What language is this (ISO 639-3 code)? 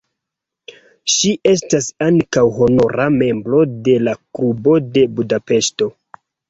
epo